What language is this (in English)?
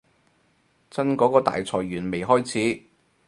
Cantonese